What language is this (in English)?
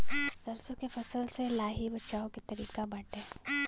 Bhojpuri